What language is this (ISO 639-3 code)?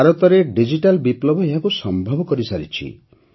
ori